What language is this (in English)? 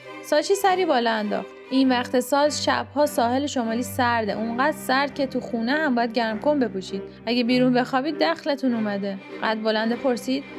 Persian